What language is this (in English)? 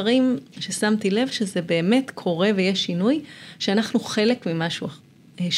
Hebrew